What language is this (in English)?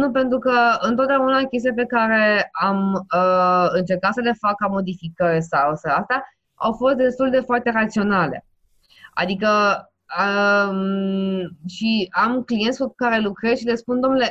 Romanian